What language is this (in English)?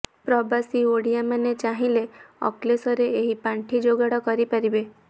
Odia